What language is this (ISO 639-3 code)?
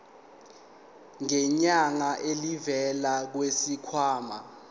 zul